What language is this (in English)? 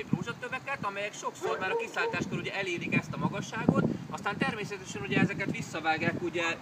Hungarian